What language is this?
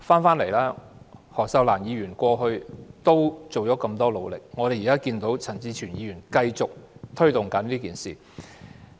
Cantonese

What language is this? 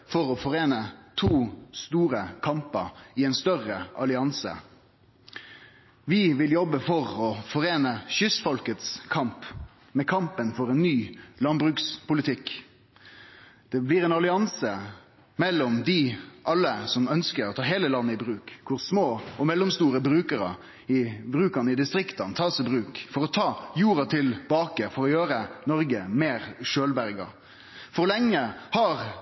Norwegian Nynorsk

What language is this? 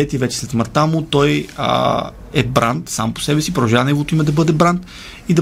Bulgarian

